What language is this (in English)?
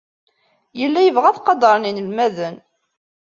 Kabyle